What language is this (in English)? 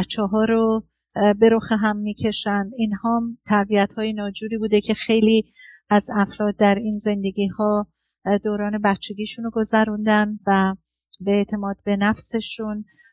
Persian